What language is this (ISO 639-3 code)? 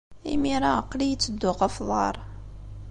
kab